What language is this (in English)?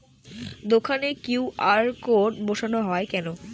Bangla